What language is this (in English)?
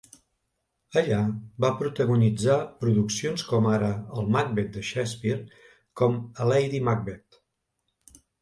Catalan